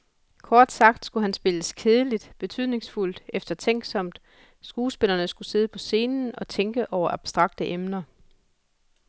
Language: Danish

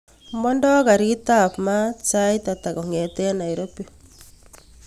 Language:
Kalenjin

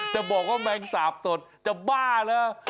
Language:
Thai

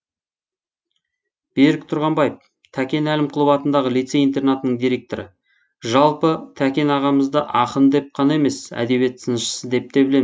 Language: Kazakh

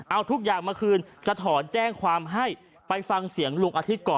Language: Thai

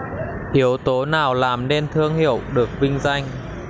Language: Vietnamese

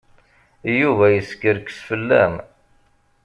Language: Kabyle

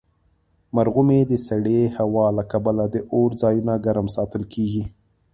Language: Pashto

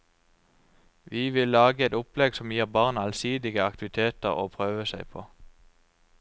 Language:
Norwegian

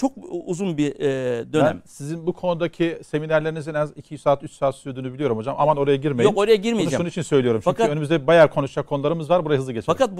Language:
Turkish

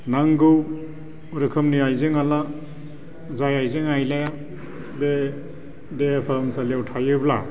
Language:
Bodo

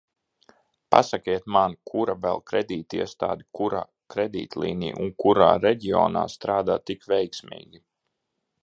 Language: Latvian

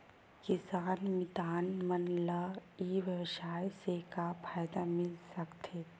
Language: Chhattisgarhi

